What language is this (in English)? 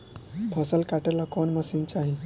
Bhojpuri